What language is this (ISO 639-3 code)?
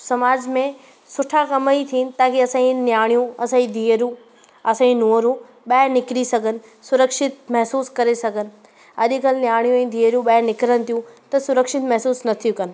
snd